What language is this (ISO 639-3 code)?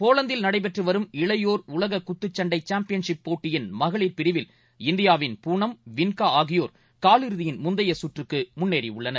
tam